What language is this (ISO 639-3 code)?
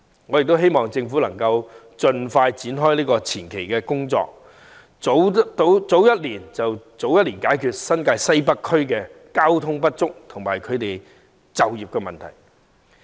yue